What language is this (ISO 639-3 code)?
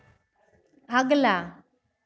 hin